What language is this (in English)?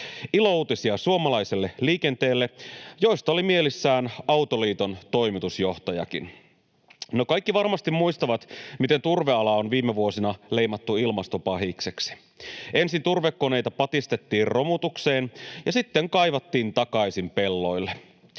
Finnish